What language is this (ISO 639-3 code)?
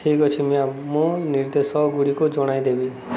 ori